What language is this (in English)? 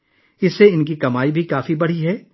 Urdu